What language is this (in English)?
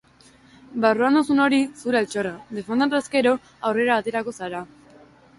Basque